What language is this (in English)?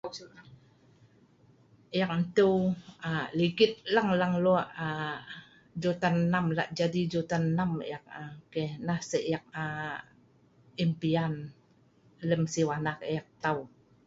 Sa'ban